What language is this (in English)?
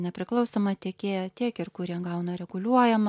Lithuanian